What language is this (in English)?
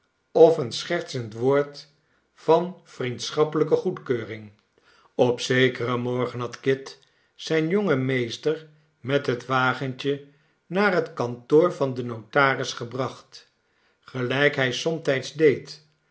Dutch